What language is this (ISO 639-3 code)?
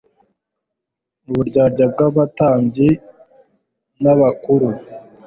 kin